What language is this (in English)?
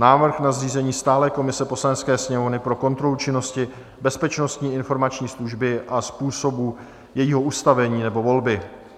Czech